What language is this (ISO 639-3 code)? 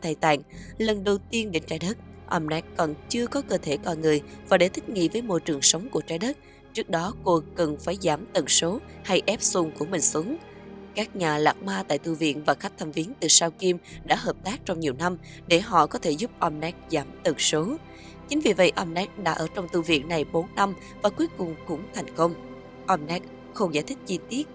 vie